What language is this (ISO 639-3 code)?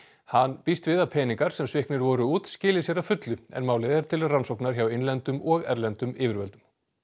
isl